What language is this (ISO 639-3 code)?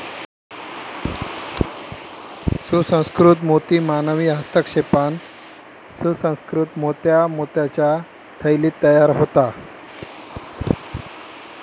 mar